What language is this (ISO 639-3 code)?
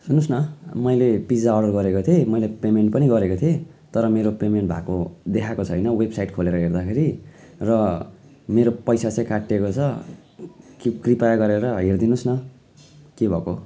nep